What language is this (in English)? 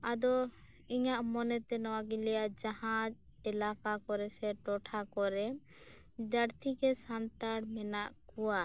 Santali